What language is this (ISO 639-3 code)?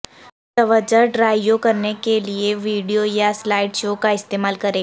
urd